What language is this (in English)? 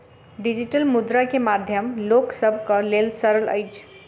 Maithili